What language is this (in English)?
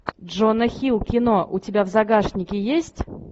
Russian